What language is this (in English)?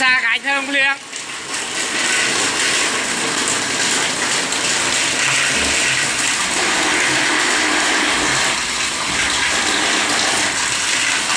Khmer